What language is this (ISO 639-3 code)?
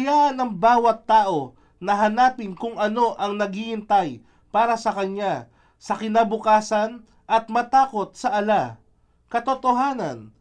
fil